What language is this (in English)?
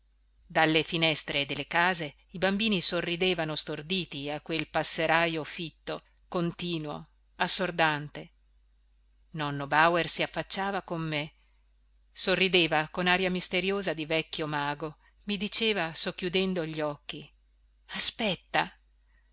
Italian